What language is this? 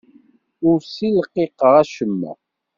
Kabyle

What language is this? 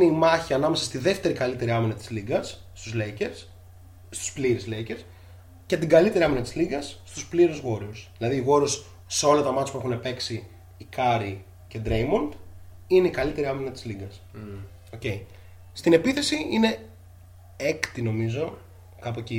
Greek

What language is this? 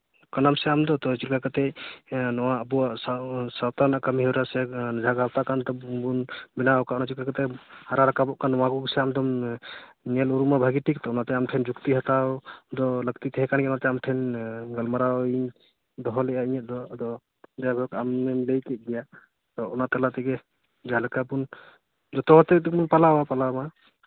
Santali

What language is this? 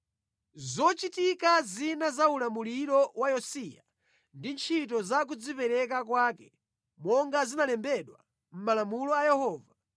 Nyanja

